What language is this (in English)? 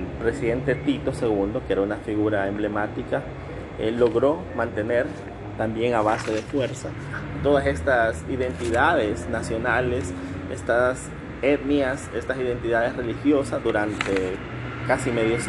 Spanish